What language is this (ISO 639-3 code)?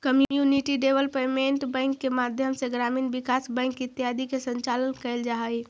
mag